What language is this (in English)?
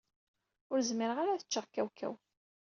Kabyle